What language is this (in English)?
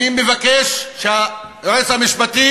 Hebrew